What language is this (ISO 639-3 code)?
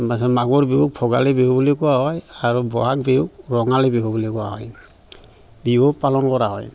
asm